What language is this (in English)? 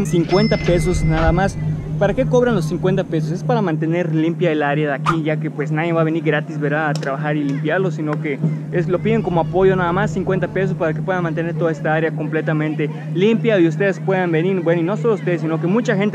Spanish